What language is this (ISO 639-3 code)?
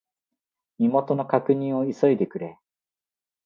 jpn